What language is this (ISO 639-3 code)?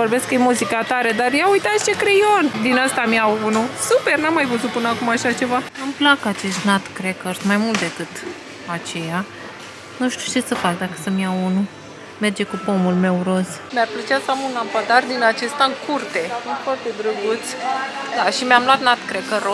ron